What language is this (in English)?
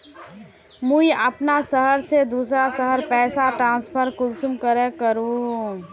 Magahi